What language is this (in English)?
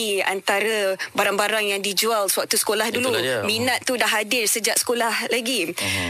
Malay